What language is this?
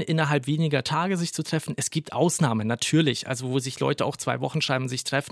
German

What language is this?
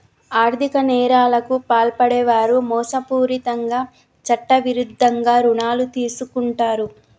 Telugu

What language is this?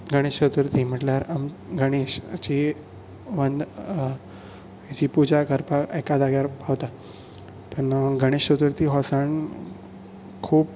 Konkani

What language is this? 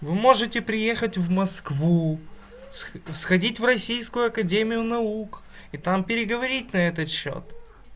Russian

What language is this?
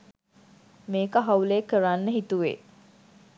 Sinhala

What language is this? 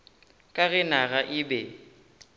Northern Sotho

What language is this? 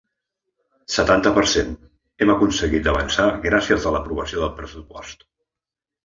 Catalan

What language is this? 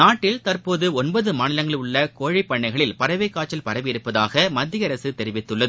Tamil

